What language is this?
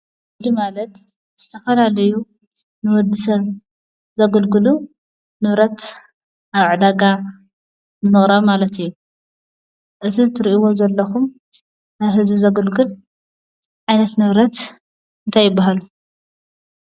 Tigrinya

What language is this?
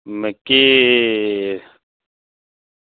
Dogri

